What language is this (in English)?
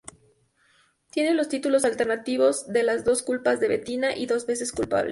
Spanish